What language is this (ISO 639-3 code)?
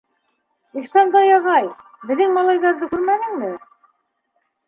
bak